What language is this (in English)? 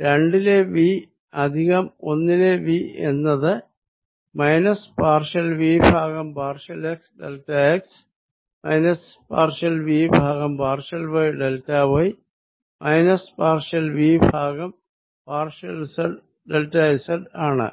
Malayalam